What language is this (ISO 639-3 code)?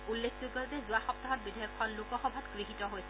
asm